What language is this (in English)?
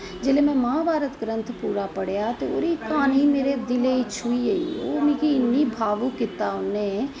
Dogri